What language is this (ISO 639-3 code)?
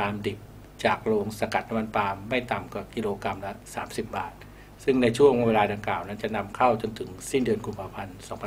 tha